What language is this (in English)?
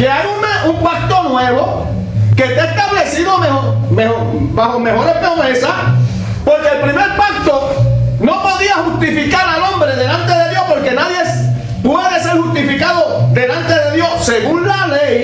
Spanish